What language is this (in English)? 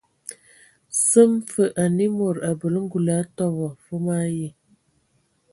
Ewondo